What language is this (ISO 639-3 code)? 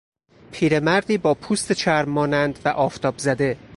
fas